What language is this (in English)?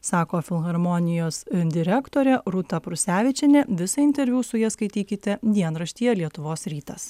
Lithuanian